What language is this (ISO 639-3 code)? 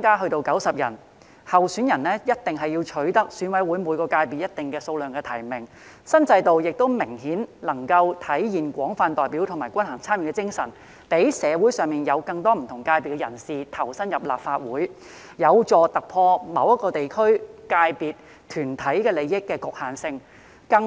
yue